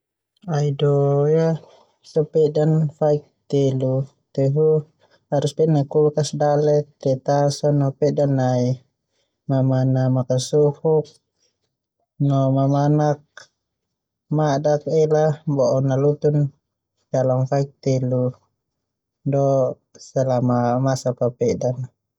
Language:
Termanu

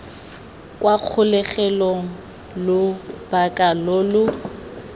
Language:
Tswana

